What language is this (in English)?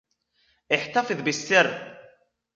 Arabic